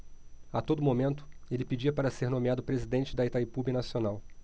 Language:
Portuguese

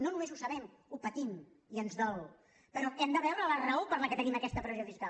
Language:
Catalan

